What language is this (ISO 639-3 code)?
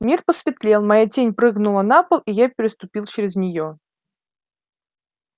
rus